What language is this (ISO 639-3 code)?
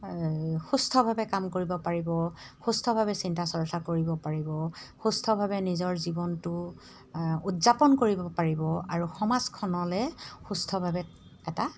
asm